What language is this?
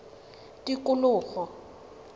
Tswana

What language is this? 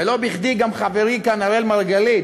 Hebrew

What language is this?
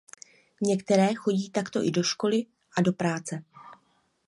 Czech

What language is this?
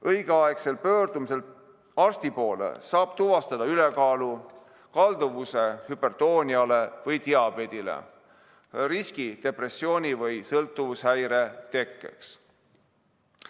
Estonian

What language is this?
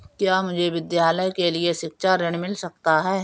Hindi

